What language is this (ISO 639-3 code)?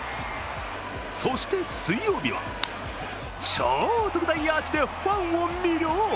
jpn